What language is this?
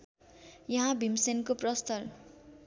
Nepali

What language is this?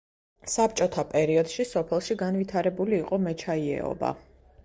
Georgian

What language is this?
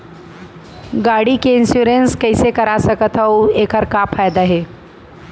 Chhattisgarhi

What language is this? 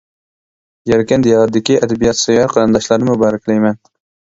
Uyghur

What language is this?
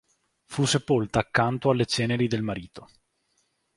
Italian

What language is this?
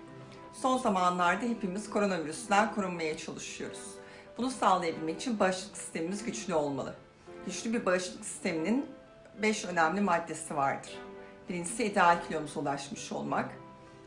Turkish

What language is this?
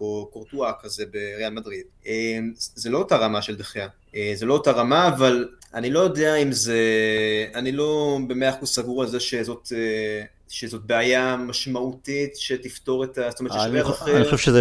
Hebrew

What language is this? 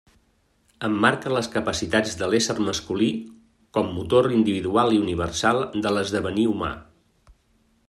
Catalan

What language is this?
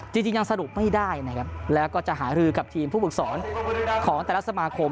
Thai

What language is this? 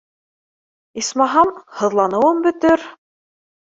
Bashkir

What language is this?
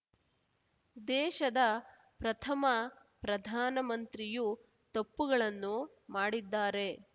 Kannada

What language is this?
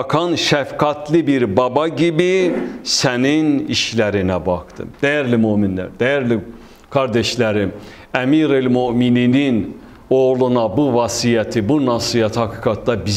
Turkish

